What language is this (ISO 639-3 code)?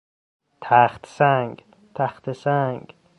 fas